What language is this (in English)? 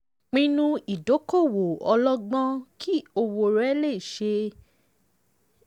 Yoruba